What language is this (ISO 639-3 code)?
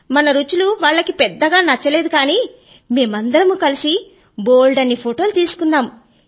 tel